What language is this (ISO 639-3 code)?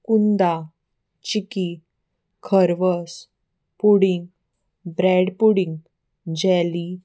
kok